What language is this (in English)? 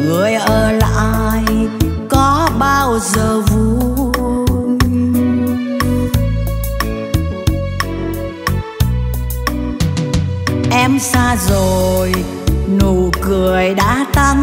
Vietnamese